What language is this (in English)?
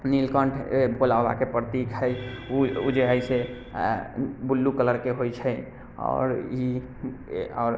Maithili